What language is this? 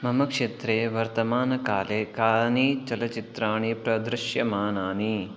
Sanskrit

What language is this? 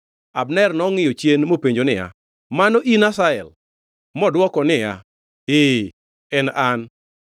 Luo (Kenya and Tanzania)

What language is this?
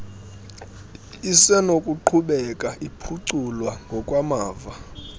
Xhosa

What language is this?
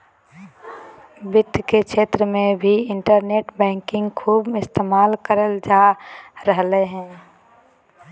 Magahi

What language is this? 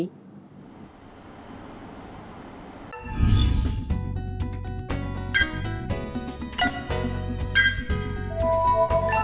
Vietnamese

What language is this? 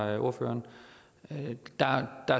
Danish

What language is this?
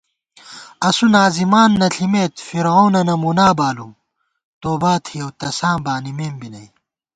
Gawar-Bati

